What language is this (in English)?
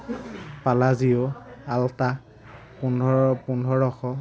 Assamese